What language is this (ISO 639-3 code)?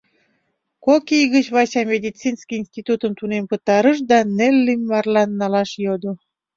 chm